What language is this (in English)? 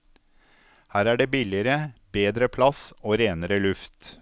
Norwegian